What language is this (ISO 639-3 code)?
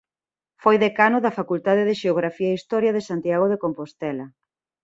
glg